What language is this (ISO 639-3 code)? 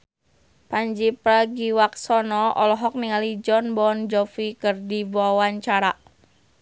sun